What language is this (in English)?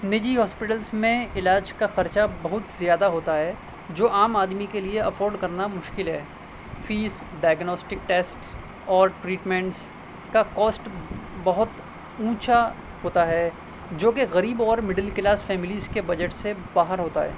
Urdu